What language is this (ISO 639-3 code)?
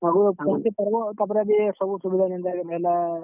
ori